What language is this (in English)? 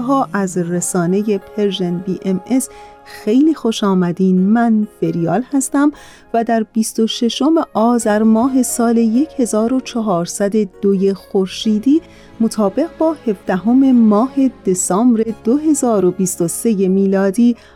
Persian